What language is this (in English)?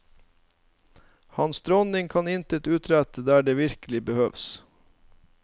Norwegian